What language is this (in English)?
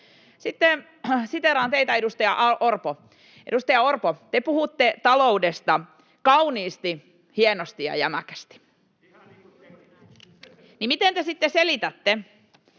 Finnish